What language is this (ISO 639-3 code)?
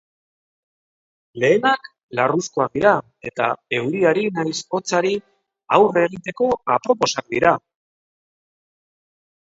eus